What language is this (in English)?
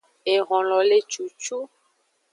Aja (Benin)